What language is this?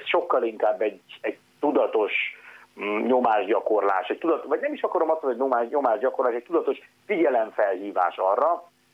Hungarian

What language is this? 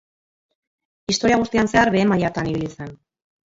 Basque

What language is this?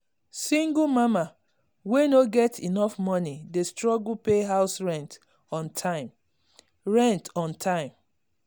Nigerian Pidgin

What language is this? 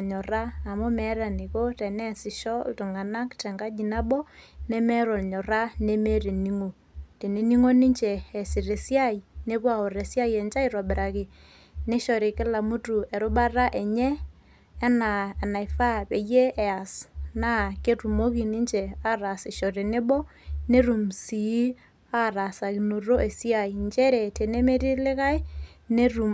Masai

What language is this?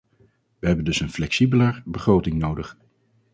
Dutch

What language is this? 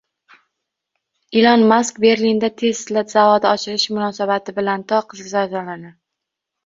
Uzbek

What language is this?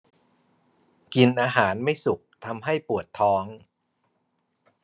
Thai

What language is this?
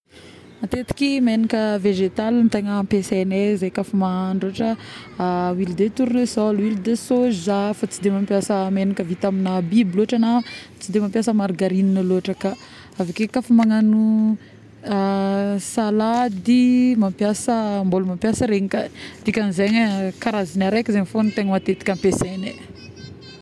Northern Betsimisaraka Malagasy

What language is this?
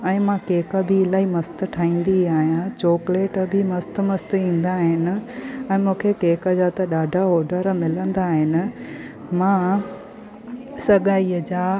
Sindhi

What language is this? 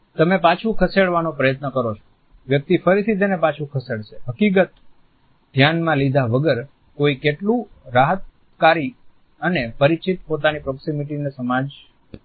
Gujarati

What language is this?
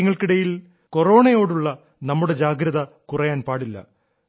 Malayalam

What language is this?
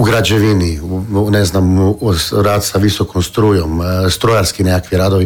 Croatian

